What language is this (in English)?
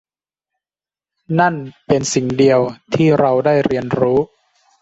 Thai